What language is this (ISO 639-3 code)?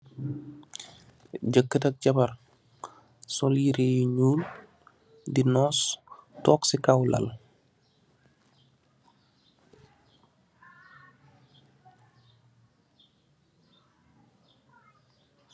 wol